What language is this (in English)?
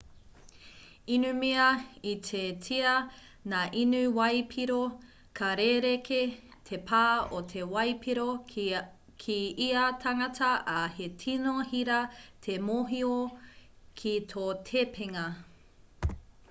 Māori